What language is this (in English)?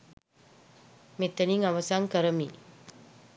Sinhala